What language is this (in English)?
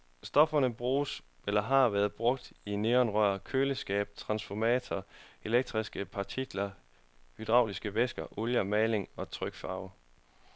Danish